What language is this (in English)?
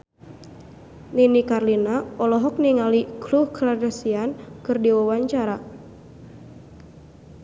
Sundanese